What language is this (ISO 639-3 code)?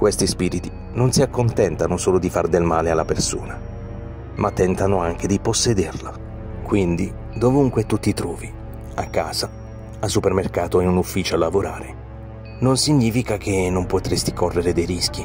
ita